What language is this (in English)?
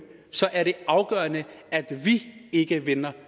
Danish